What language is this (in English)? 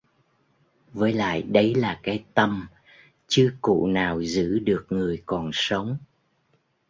Vietnamese